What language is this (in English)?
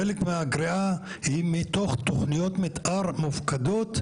Hebrew